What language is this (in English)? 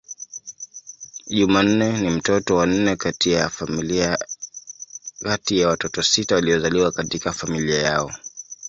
Swahili